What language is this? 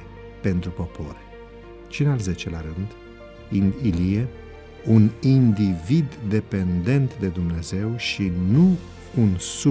Romanian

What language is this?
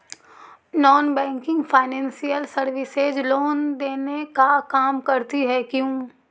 Magahi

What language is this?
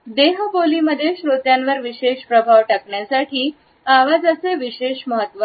Marathi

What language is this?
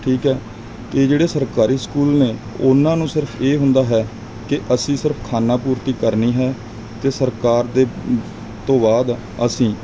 Punjabi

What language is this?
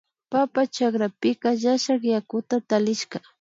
Imbabura Highland Quichua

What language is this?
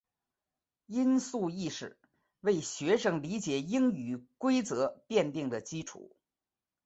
Chinese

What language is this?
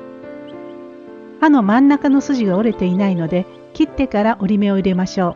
Japanese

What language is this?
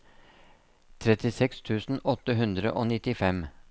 Norwegian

